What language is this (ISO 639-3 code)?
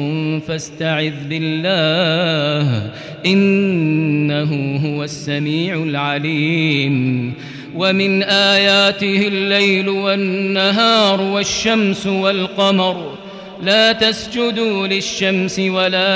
ara